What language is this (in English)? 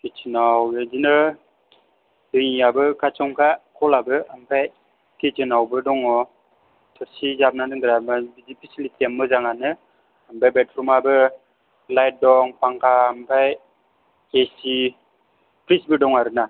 Bodo